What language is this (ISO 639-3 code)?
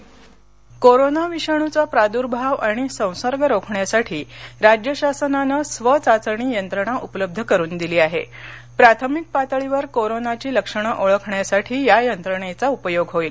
mar